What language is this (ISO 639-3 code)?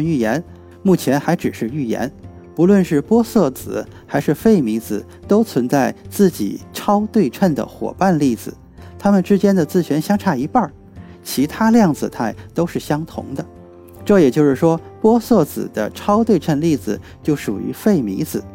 zho